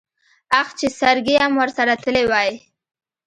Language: Pashto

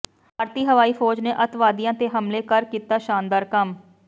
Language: Punjabi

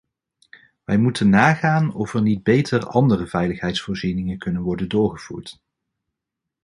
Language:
Dutch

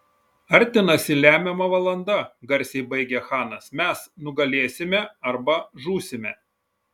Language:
Lithuanian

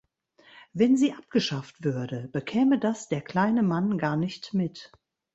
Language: German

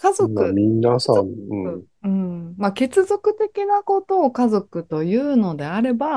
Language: Japanese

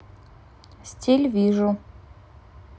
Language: Russian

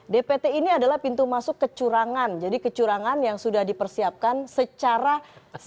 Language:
Indonesian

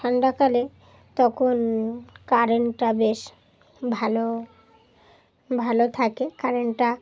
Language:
Bangla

